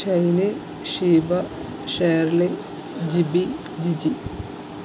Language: Malayalam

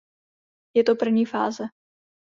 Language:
Czech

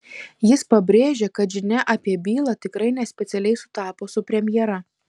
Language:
Lithuanian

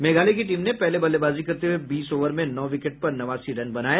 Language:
Hindi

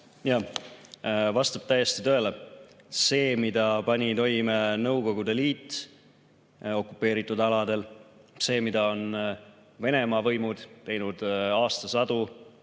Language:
Estonian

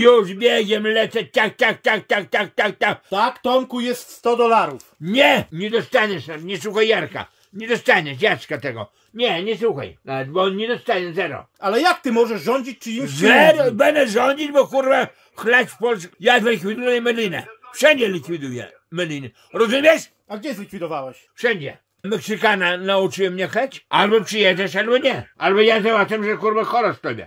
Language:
Polish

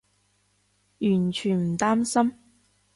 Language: Cantonese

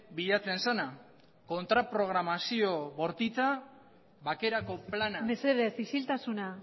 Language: Basque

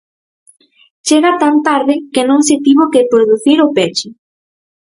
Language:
Galician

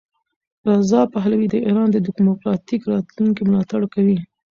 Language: Pashto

